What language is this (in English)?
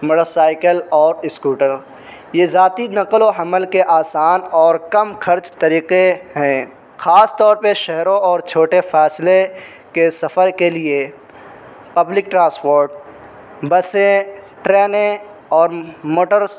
Urdu